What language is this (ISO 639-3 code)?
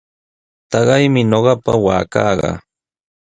qws